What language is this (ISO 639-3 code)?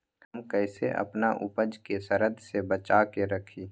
mag